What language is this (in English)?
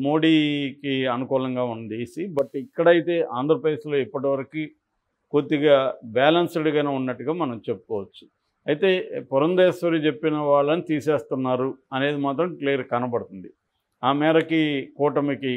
Telugu